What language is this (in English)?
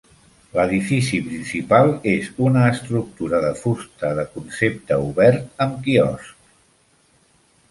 Catalan